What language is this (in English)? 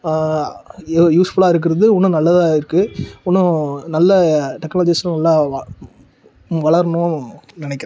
Tamil